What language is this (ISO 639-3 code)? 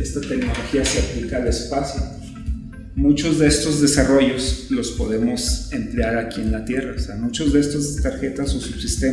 spa